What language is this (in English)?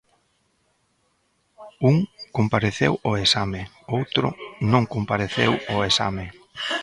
Galician